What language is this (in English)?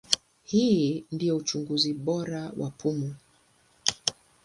Swahili